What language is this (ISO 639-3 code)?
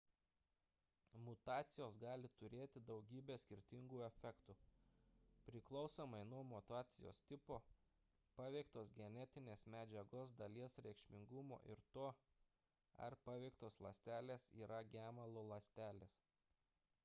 lit